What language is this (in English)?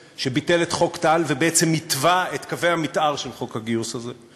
Hebrew